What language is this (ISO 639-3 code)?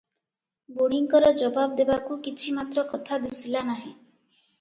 ori